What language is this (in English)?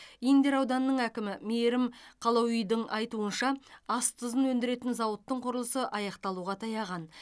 Kazakh